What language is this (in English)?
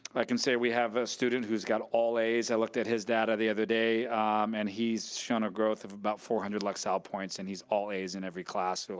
English